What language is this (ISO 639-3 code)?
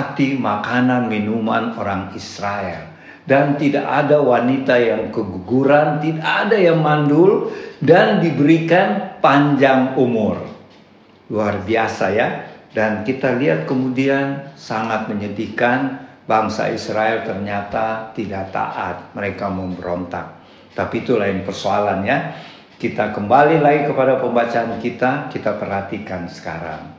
ind